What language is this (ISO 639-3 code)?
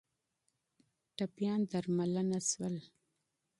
pus